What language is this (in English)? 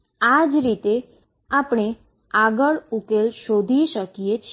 Gujarati